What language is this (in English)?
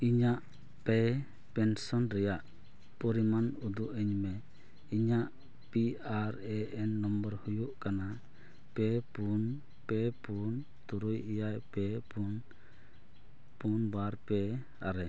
Santali